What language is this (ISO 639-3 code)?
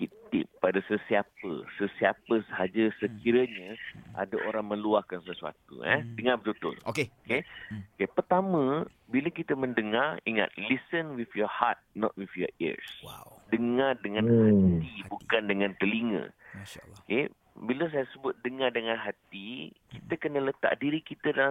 msa